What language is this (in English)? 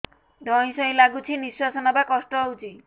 Odia